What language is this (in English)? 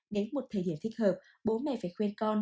Vietnamese